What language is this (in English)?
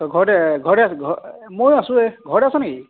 Assamese